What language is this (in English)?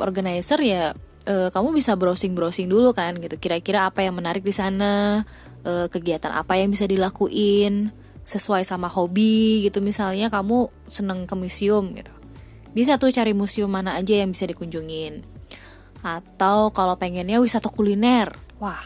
Indonesian